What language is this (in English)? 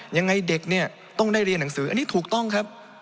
Thai